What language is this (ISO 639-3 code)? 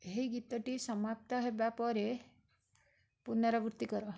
ori